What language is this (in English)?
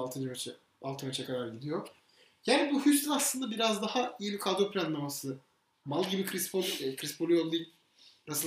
Turkish